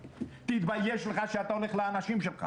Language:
Hebrew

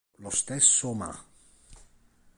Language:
Italian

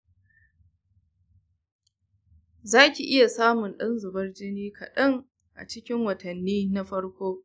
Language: Hausa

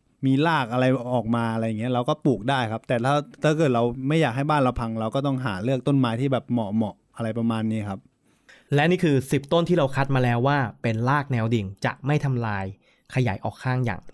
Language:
Thai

